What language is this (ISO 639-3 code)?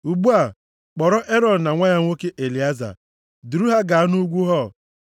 ibo